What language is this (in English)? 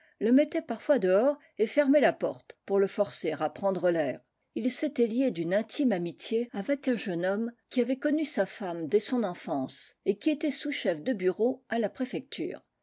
French